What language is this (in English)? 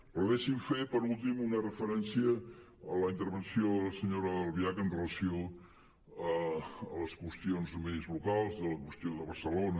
Catalan